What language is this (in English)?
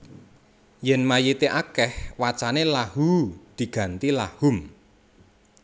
Javanese